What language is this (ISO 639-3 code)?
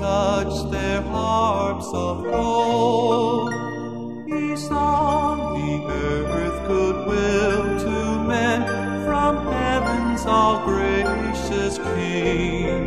bul